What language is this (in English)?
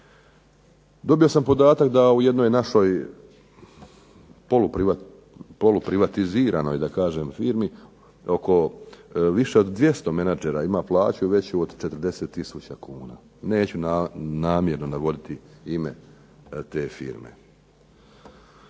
Croatian